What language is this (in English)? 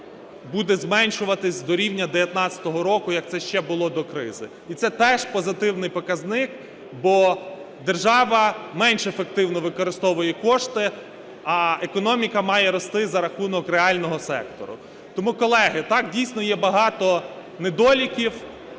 Ukrainian